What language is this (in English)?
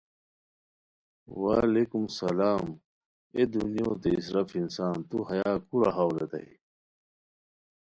Khowar